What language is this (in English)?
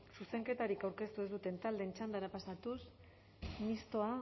Basque